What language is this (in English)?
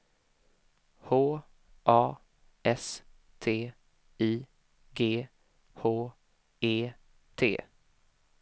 Swedish